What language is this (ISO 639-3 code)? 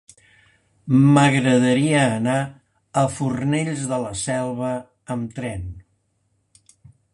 cat